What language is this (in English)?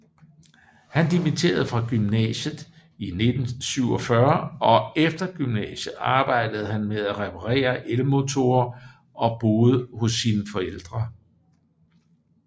Danish